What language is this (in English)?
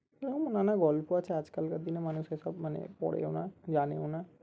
Bangla